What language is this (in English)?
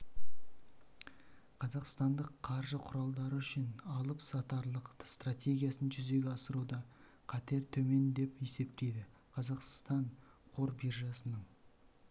Kazakh